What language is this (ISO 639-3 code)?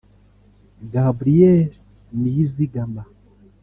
kin